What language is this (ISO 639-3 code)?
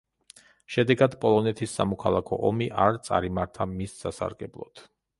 kat